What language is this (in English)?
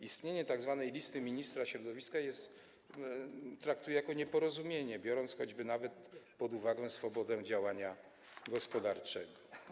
Polish